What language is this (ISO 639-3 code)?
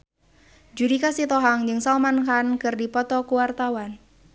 sun